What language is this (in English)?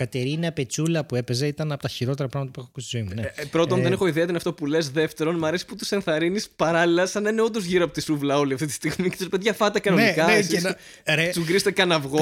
Greek